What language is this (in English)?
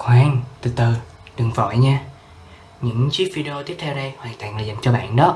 Vietnamese